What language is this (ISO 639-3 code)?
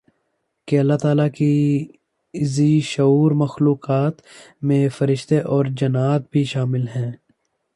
urd